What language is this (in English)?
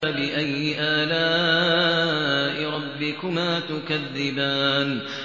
Arabic